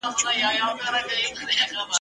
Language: Pashto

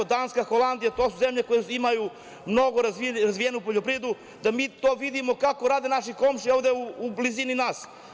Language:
Serbian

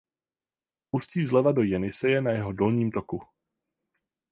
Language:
Czech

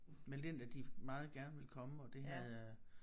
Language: Danish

